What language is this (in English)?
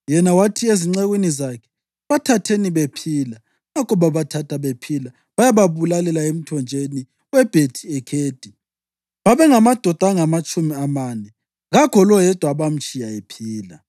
North Ndebele